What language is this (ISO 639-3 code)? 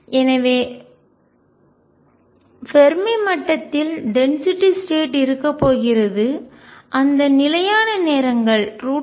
tam